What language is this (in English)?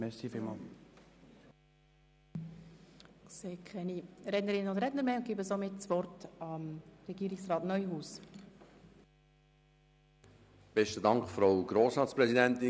Swiss German